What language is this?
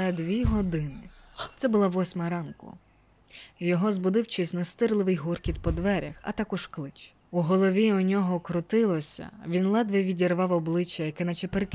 Ukrainian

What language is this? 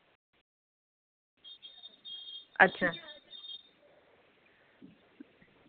Dogri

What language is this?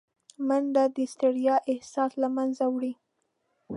Pashto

